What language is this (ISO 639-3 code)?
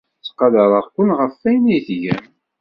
kab